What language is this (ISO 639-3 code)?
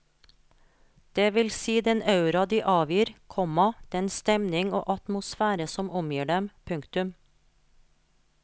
nor